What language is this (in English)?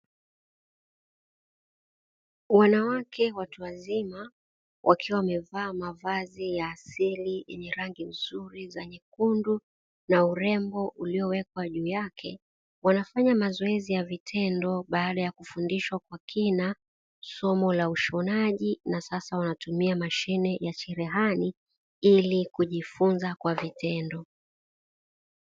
Swahili